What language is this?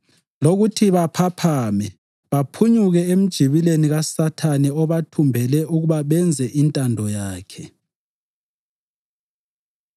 North Ndebele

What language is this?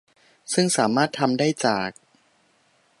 Thai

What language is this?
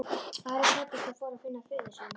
Icelandic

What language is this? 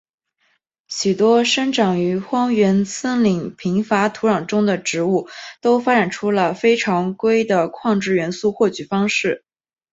Chinese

